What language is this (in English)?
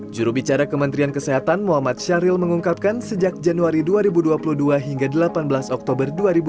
Indonesian